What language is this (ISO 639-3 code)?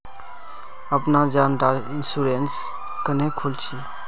mag